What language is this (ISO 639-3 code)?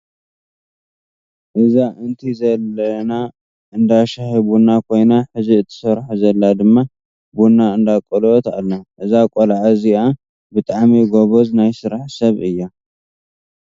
tir